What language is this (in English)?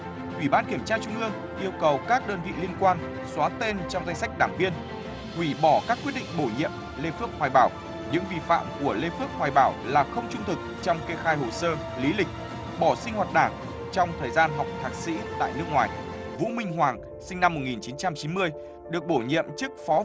Vietnamese